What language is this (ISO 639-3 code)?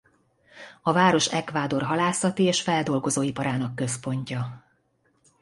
hun